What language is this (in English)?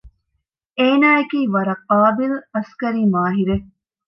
Divehi